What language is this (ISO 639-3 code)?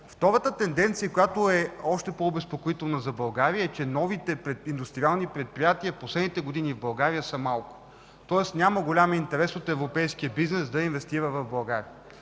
bul